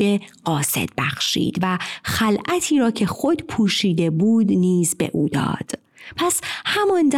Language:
Persian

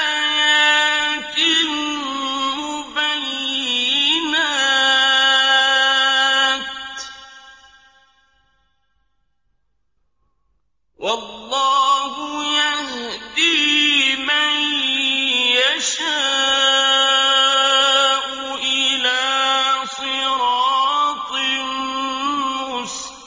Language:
Arabic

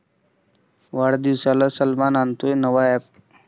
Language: Marathi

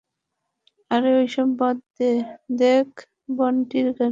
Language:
Bangla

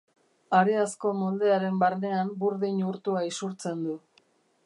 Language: Basque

